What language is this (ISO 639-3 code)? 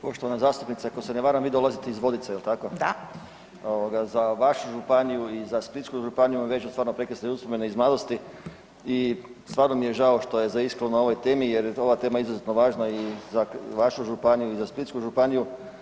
hrv